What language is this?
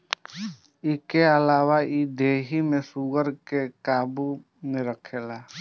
Bhojpuri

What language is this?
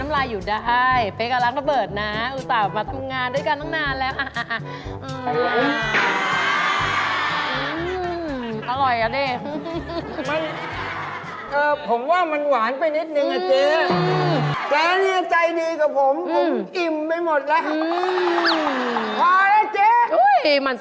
Thai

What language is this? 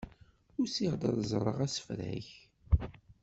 Kabyle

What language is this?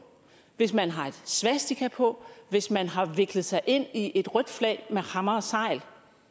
Danish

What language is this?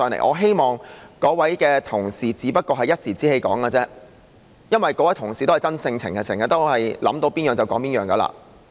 Cantonese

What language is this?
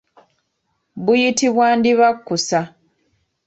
Ganda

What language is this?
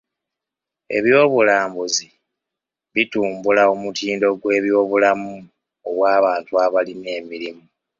Ganda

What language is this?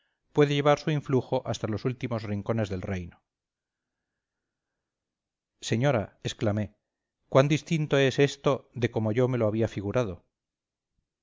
Spanish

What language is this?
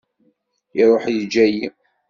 Kabyle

